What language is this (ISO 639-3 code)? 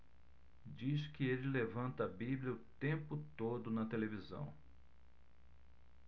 por